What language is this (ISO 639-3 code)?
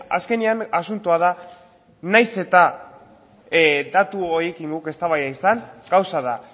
eus